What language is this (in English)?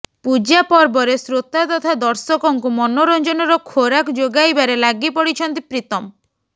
Odia